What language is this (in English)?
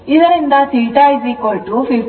Kannada